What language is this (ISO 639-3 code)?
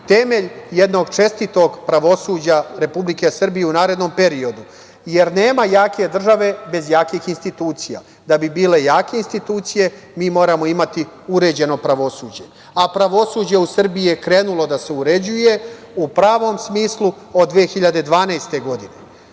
srp